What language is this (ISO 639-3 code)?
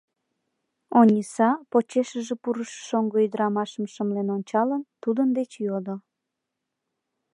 chm